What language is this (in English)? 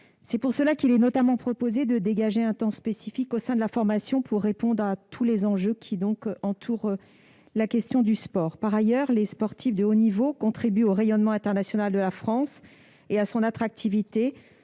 French